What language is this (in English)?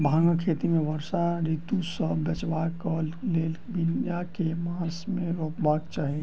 Maithili